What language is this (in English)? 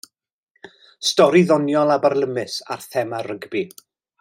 Welsh